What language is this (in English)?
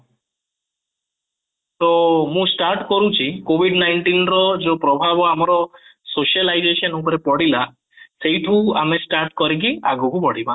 Odia